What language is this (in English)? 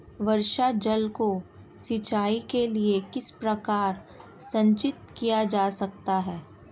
Hindi